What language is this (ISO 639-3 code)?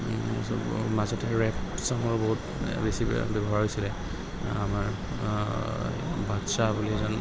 asm